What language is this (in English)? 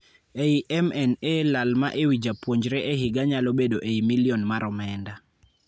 Luo (Kenya and Tanzania)